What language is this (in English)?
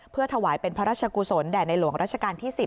Thai